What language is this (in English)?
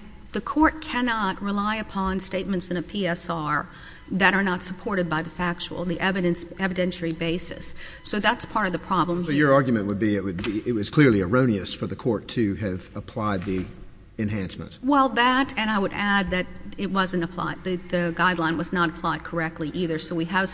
English